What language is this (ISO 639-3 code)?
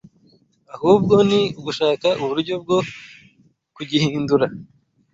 kin